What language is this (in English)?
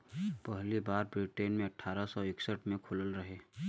Bhojpuri